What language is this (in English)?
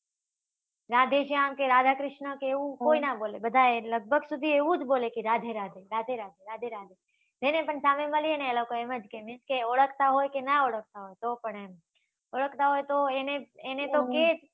Gujarati